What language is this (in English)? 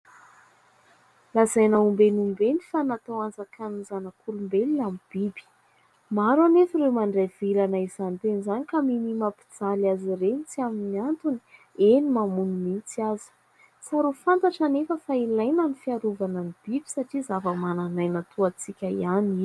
Malagasy